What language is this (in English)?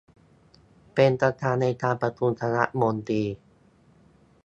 Thai